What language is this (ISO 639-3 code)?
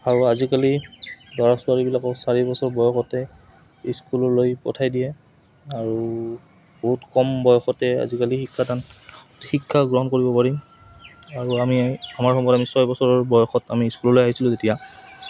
asm